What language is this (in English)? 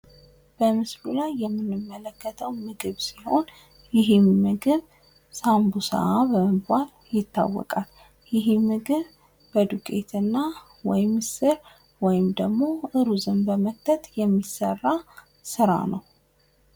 Amharic